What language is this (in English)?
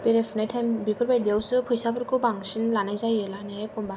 Bodo